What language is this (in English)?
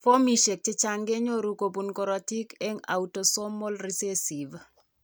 Kalenjin